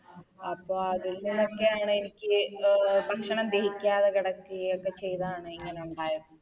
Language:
Malayalam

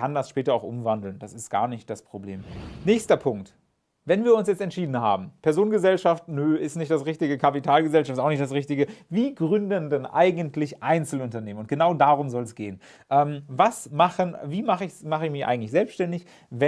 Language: German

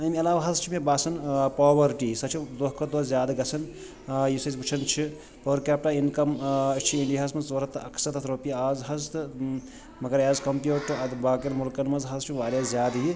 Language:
Kashmiri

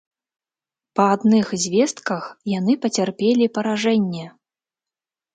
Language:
Belarusian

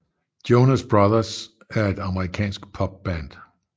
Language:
Danish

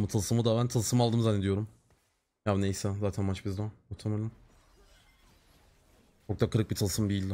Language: Turkish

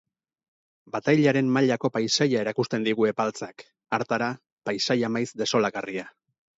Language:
Basque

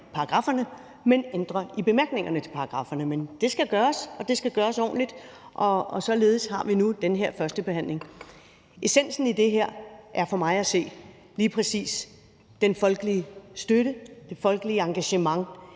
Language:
Danish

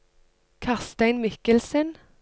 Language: Norwegian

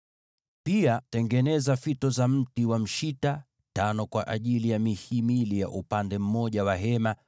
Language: Swahili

